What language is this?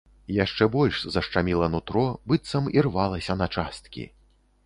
Belarusian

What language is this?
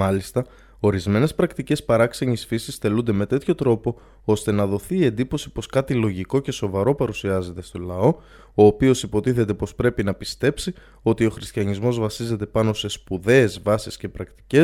Greek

